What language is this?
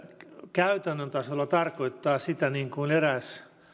Finnish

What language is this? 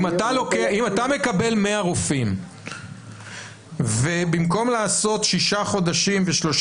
Hebrew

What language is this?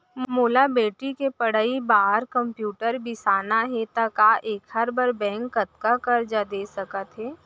Chhattisgarhi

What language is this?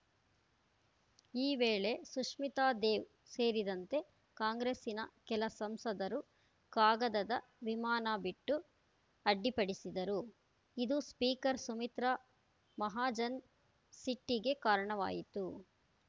Kannada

